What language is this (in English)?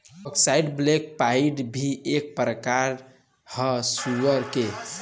Bhojpuri